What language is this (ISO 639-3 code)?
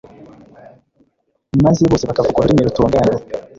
kin